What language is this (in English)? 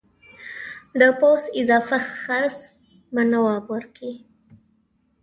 Pashto